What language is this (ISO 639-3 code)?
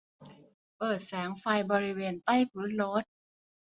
tha